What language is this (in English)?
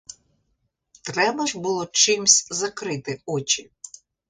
Ukrainian